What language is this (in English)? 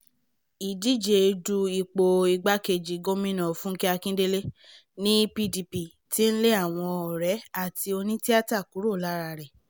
Yoruba